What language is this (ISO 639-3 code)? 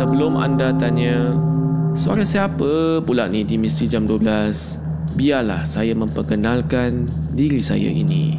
msa